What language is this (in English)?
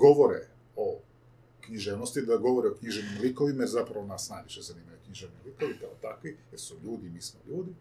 Croatian